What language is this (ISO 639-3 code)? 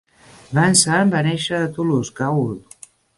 cat